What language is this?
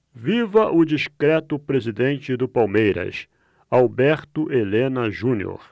Portuguese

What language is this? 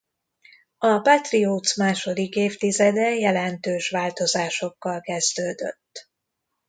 Hungarian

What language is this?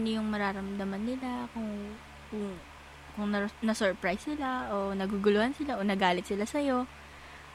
Filipino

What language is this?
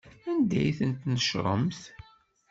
Kabyle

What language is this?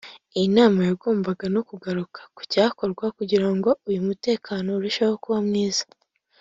Kinyarwanda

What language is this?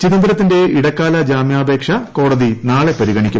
Malayalam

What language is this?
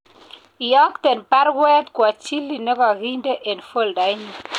Kalenjin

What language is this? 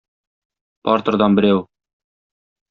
Tatar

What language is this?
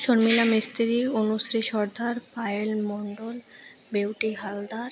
Odia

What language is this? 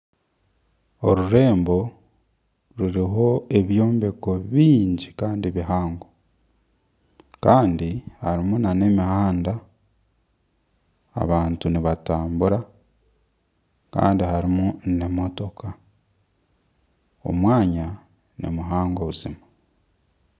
Nyankole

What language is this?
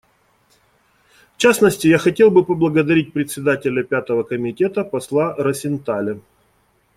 Russian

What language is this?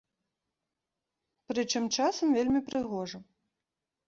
Belarusian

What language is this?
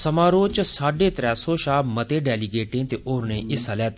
Dogri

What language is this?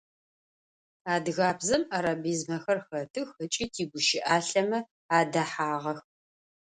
Adyghe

